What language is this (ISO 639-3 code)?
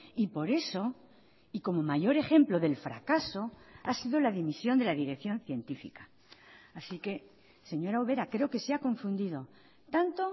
spa